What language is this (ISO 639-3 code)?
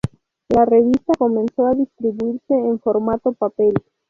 spa